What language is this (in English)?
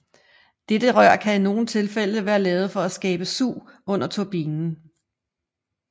Danish